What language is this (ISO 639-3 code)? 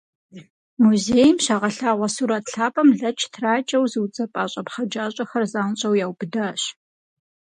kbd